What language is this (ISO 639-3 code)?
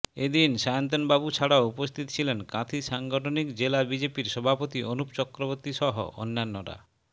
ben